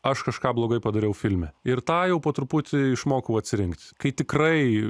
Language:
Lithuanian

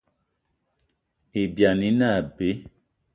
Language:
Eton (Cameroon)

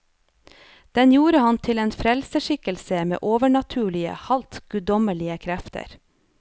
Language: Norwegian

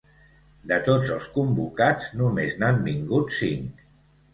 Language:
Catalan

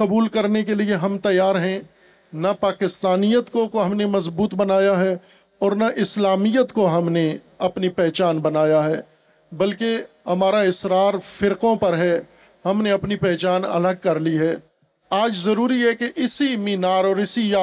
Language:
Urdu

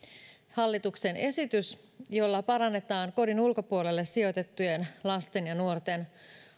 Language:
Finnish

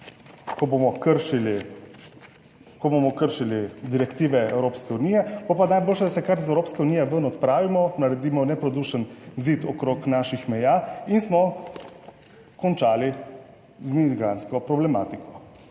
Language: Slovenian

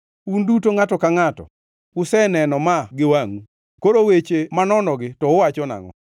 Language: Luo (Kenya and Tanzania)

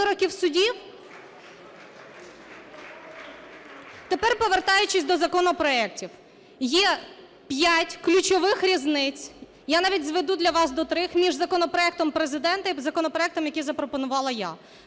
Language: Ukrainian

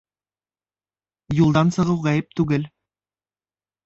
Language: Bashkir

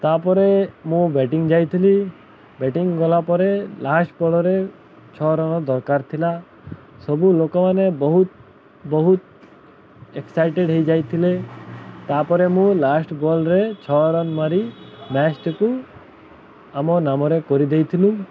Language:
Odia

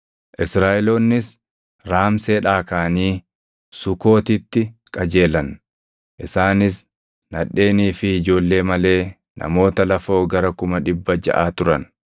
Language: Oromo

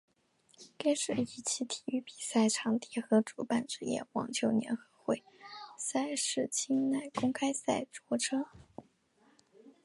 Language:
Chinese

